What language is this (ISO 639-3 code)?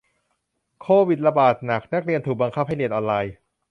tha